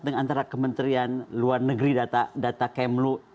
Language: Indonesian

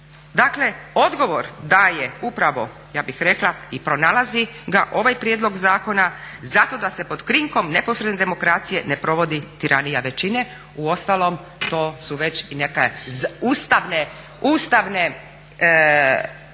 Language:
Croatian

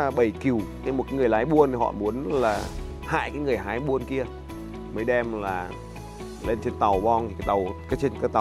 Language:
Vietnamese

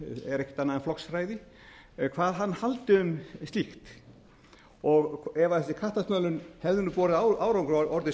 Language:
Icelandic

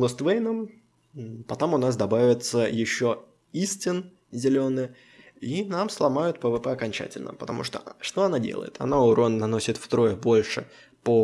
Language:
Russian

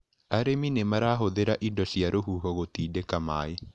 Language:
Kikuyu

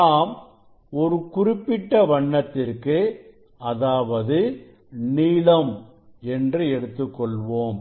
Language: Tamil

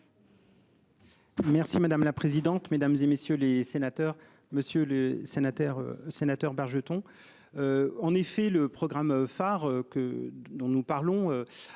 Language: French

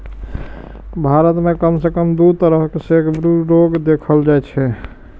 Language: Maithili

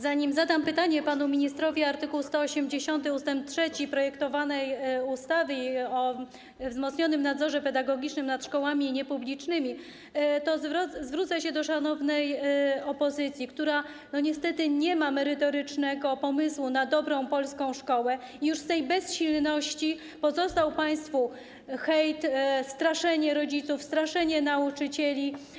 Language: Polish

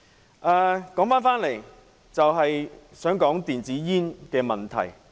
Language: Cantonese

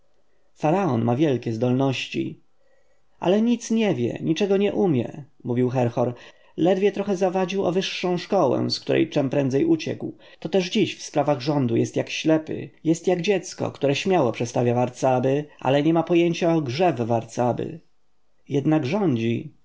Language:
Polish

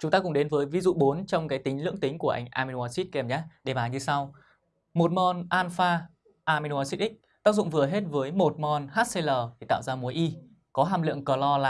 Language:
Vietnamese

